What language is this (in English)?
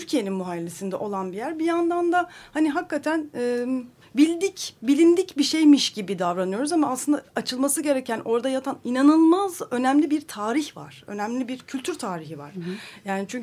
Turkish